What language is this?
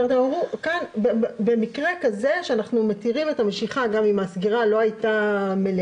Hebrew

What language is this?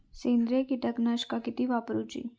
Marathi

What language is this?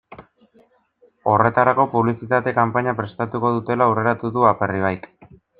Basque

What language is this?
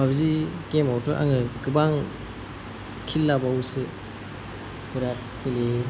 Bodo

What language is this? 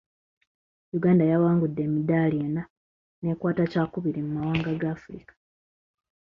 Ganda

